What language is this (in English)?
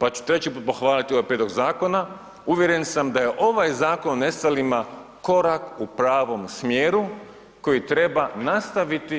Croatian